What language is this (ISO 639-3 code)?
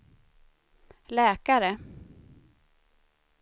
swe